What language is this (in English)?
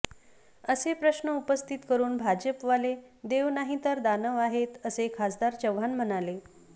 Marathi